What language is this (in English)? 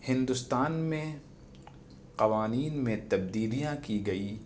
Urdu